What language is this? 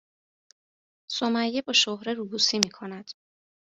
Persian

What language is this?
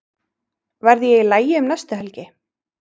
Icelandic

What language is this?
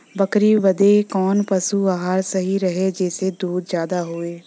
Bhojpuri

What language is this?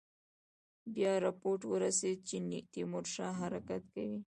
Pashto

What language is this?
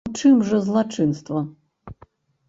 Belarusian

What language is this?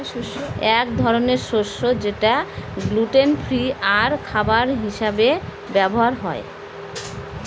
Bangla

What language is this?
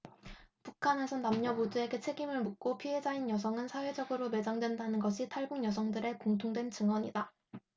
Korean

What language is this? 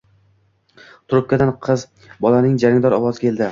Uzbek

